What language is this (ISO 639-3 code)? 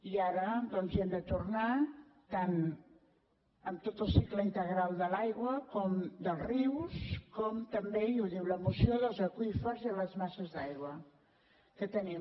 cat